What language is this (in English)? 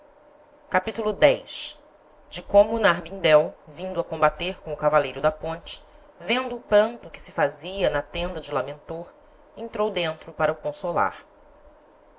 Portuguese